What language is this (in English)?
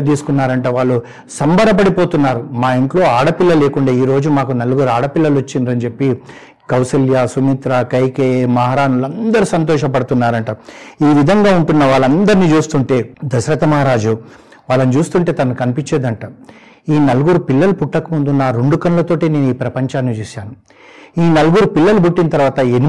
Telugu